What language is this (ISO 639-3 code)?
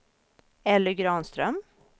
swe